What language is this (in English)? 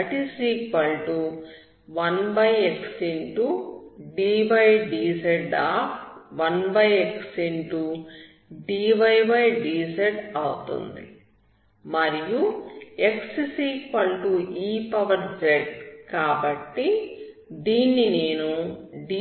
Telugu